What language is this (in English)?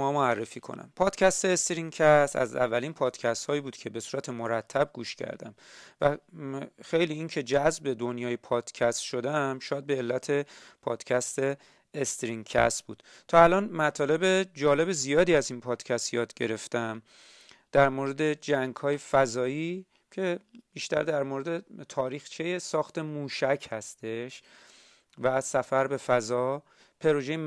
Persian